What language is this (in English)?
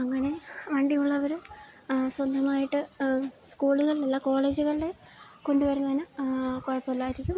Malayalam